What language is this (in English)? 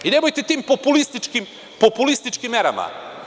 Serbian